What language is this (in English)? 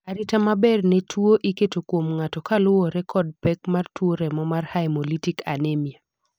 Luo (Kenya and Tanzania)